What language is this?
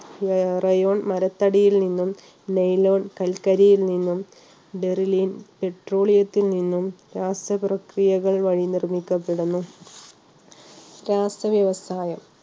Malayalam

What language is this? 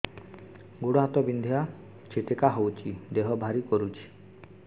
Odia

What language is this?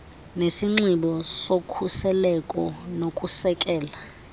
Xhosa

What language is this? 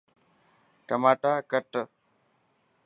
Dhatki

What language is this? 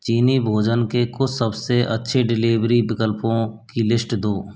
Hindi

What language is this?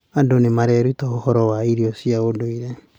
Kikuyu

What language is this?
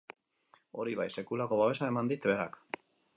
Basque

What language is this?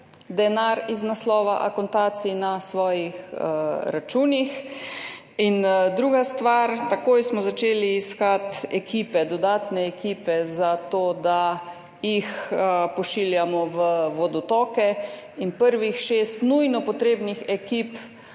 Slovenian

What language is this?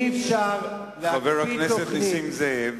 Hebrew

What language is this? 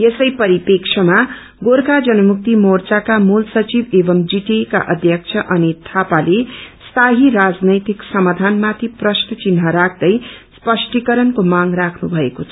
Nepali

